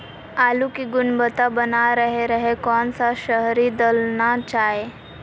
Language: Magahi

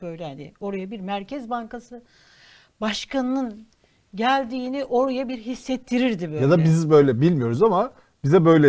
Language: Turkish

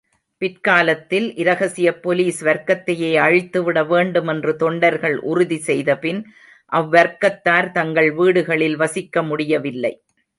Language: Tamil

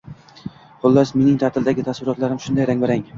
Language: Uzbek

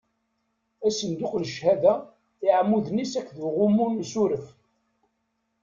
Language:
Kabyle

